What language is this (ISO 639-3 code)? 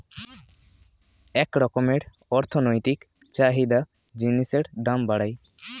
ben